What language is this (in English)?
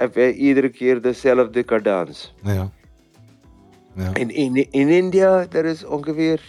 Dutch